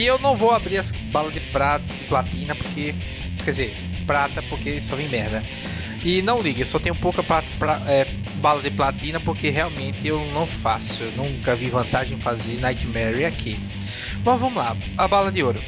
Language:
Portuguese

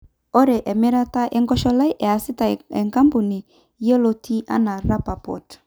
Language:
Masai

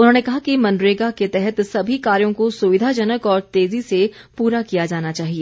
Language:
Hindi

